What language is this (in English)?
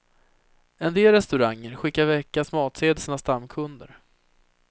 Swedish